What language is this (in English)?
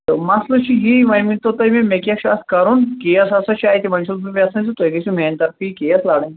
Kashmiri